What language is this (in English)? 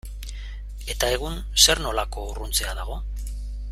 Basque